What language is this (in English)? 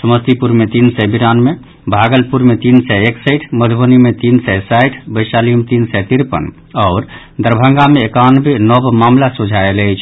Maithili